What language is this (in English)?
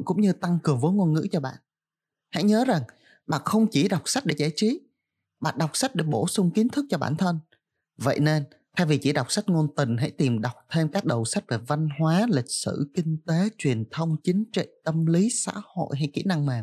Vietnamese